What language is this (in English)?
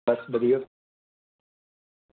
Dogri